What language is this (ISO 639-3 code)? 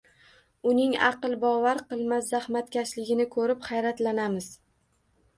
uzb